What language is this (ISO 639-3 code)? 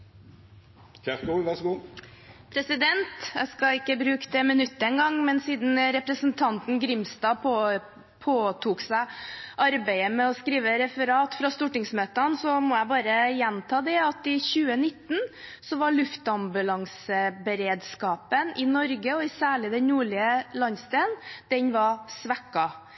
nor